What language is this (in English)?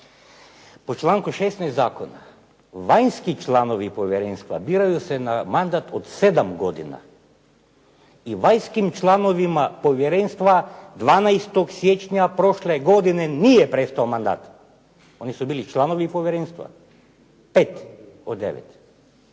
Croatian